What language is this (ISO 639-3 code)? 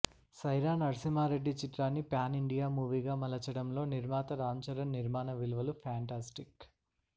tel